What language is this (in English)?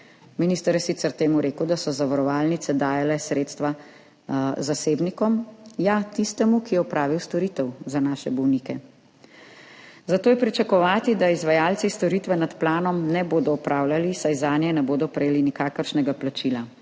Slovenian